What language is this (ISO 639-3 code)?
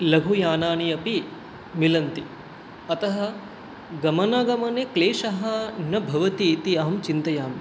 san